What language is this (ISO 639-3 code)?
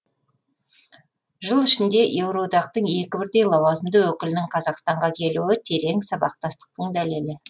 kaz